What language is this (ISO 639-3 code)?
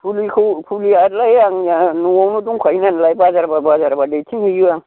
brx